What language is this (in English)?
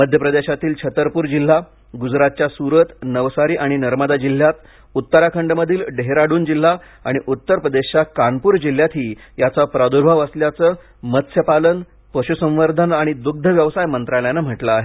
Marathi